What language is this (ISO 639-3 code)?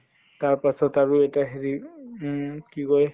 asm